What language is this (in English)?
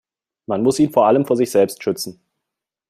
German